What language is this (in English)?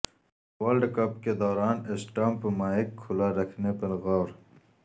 Urdu